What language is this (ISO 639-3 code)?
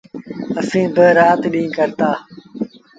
sbn